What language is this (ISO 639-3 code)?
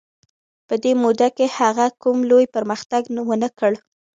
pus